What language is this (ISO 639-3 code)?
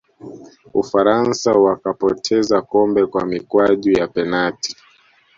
swa